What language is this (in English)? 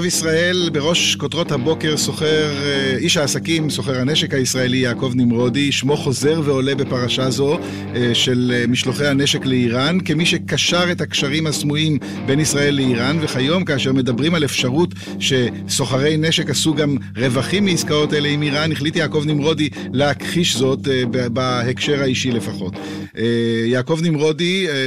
Hebrew